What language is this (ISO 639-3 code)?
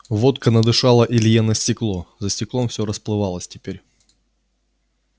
rus